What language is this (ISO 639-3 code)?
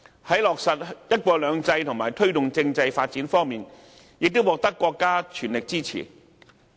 yue